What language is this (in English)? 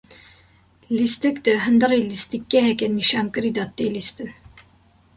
Kurdish